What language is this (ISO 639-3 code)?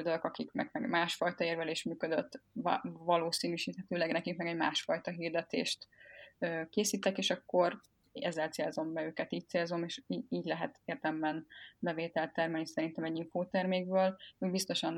hun